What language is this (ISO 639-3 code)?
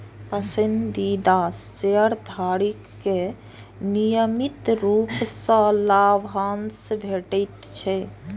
mai